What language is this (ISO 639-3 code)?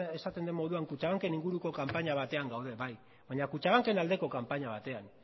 eus